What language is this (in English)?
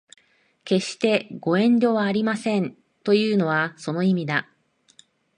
Japanese